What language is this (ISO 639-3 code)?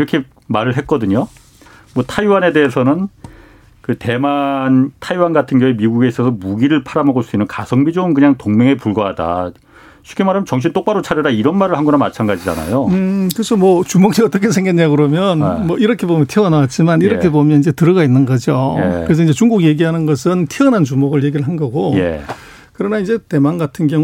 kor